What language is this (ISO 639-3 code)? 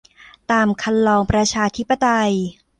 tha